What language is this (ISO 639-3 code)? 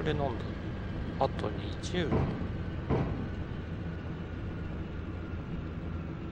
jpn